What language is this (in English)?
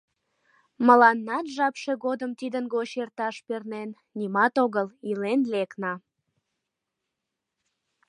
Mari